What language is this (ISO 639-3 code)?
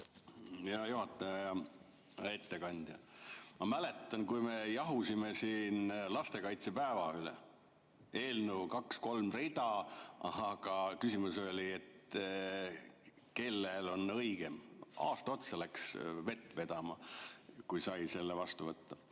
est